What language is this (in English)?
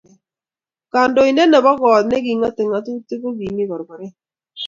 Kalenjin